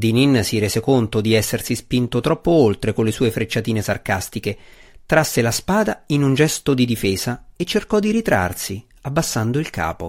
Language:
Italian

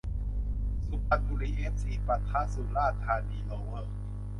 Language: Thai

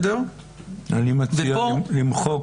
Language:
Hebrew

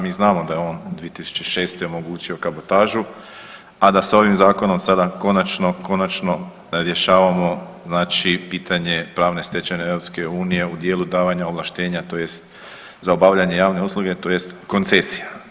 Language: Croatian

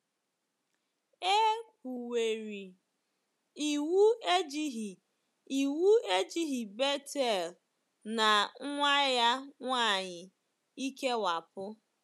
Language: Igbo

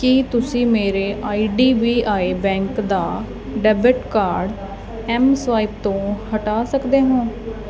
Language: Punjabi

